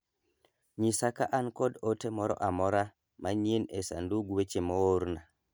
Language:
Luo (Kenya and Tanzania)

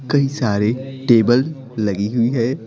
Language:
Hindi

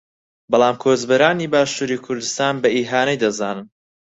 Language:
Central Kurdish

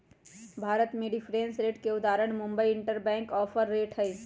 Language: Magahi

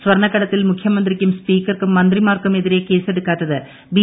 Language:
Malayalam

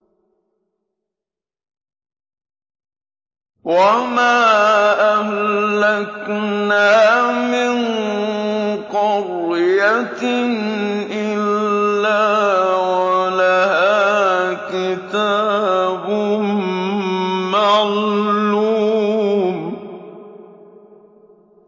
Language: Arabic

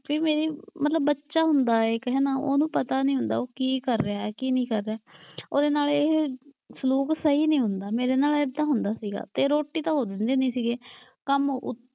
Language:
Punjabi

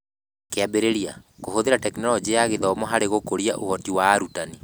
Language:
Kikuyu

